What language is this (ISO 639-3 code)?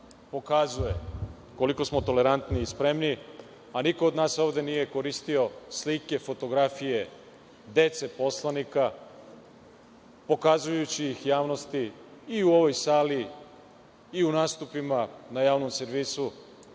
srp